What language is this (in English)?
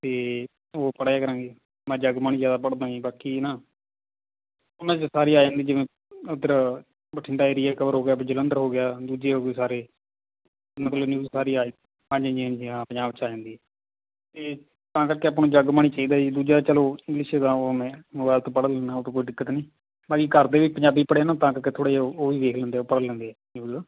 Punjabi